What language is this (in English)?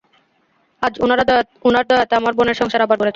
Bangla